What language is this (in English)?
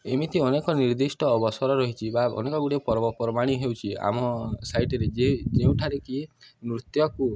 Odia